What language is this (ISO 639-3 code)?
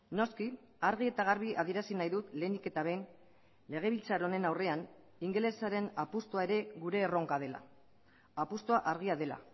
eus